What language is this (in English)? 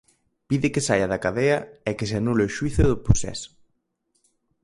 Galician